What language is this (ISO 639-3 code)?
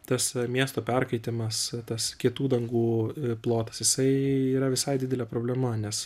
lit